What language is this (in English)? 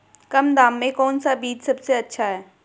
Hindi